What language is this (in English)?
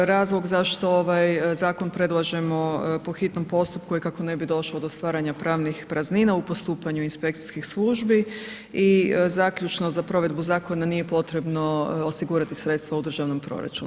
Croatian